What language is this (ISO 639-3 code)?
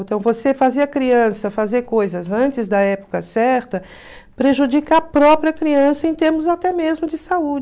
por